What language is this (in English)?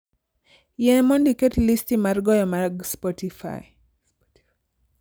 Luo (Kenya and Tanzania)